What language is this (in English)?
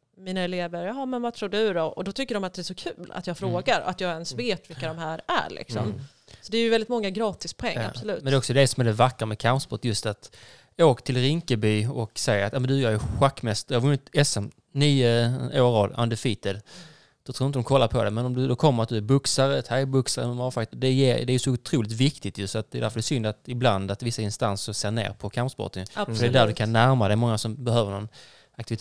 Swedish